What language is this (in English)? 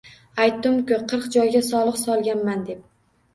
Uzbek